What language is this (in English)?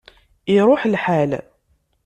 Kabyle